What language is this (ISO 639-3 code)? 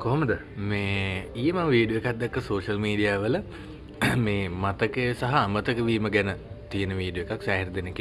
ind